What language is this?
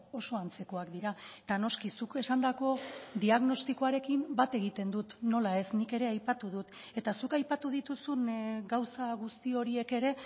Basque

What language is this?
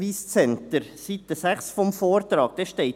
Swiss German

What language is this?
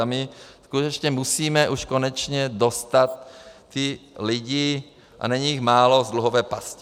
Czech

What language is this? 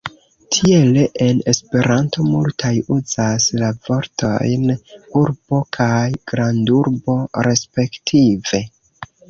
Esperanto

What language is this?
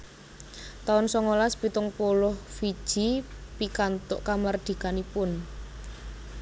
Javanese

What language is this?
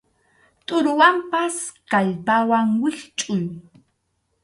Arequipa-La Unión Quechua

